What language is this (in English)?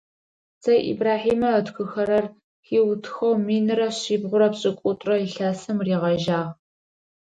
Adyghe